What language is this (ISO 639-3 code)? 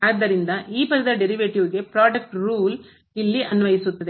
kan